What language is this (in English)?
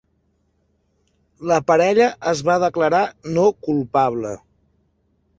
Catalan